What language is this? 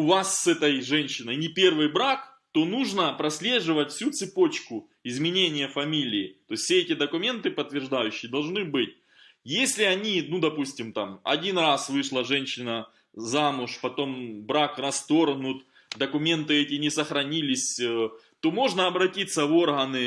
Russian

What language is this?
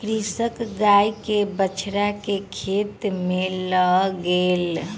Maithili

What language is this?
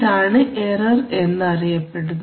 Malayalam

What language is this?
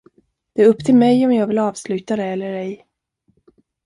Swedish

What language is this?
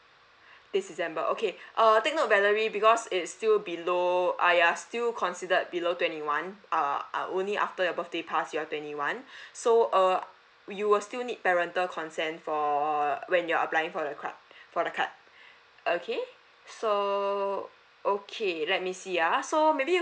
English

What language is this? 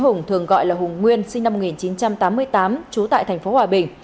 Vietnamese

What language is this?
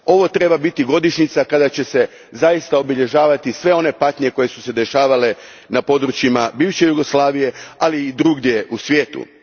Croatian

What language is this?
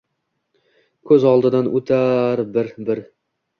Uzbek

